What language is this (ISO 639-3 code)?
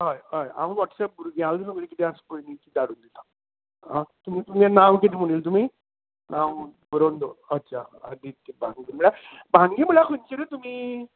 kok